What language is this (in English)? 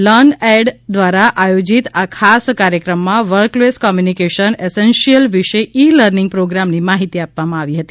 Gujarati